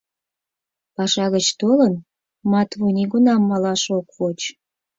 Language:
Mari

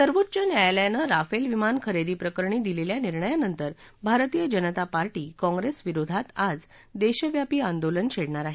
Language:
Marathi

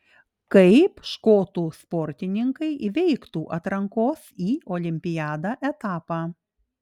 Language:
Lithuanian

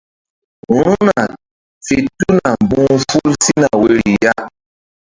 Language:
Mbum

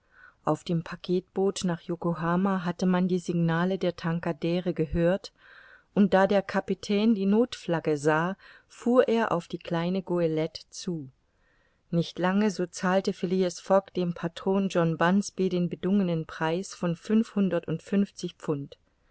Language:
German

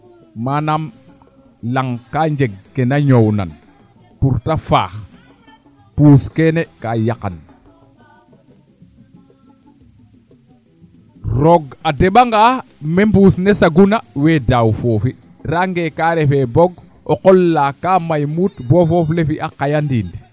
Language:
Serer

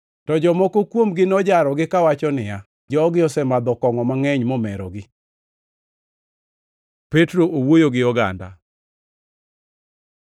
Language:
Luo (Kenya and Tanzania)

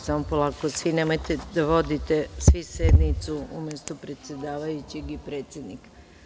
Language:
Serbian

